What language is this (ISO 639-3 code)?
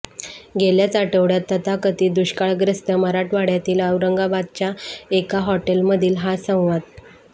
mar